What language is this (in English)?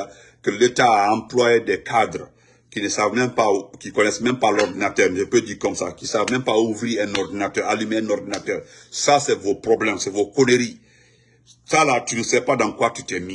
French